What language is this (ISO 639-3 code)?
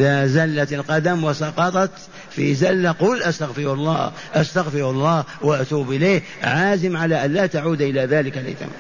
ara